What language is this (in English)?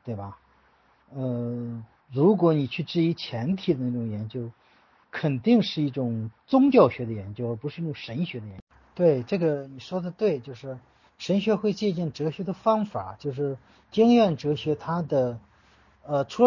Chinese